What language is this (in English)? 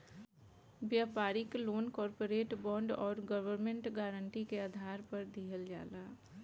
Bhojpuri